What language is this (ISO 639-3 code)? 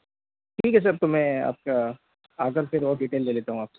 hin